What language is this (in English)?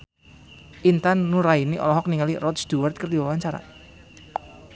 Sundanese